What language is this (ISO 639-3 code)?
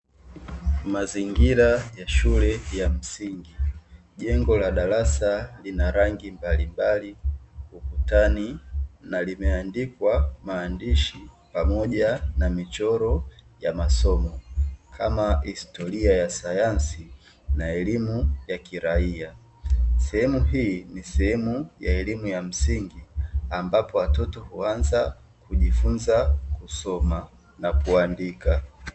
swa